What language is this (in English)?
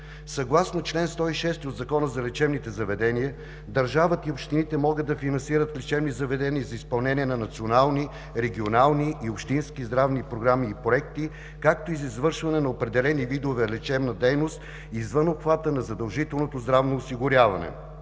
Bulgarian